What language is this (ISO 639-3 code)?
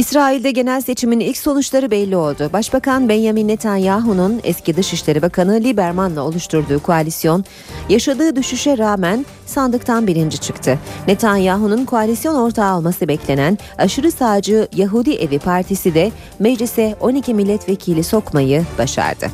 tur